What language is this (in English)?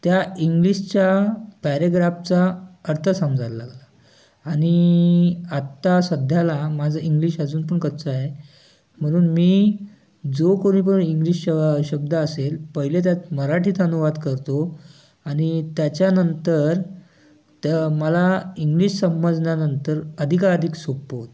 Marathi